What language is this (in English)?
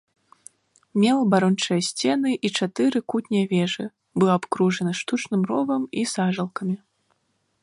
Belarusian